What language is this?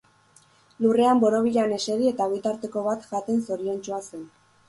Basque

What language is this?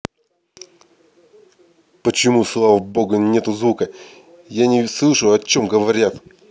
Russian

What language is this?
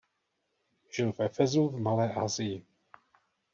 Czech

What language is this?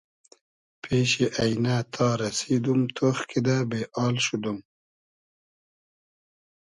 Hazaragi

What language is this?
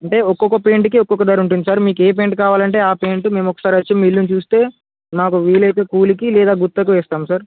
Telugu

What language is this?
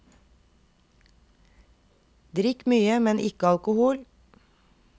Norwegian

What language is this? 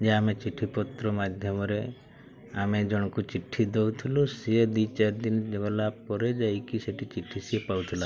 Odia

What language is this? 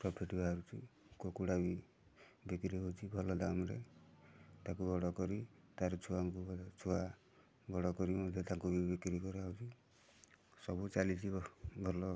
Odia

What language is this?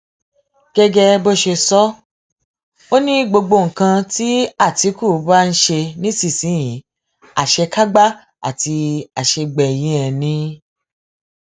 Yoruba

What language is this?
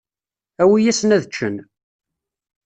Kabyle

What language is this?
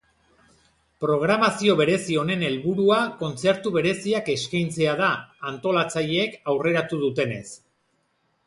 Basque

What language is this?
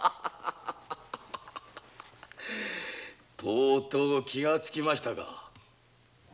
Japanese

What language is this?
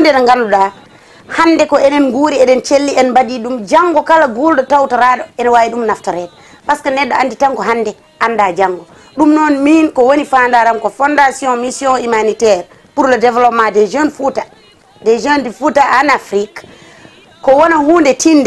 French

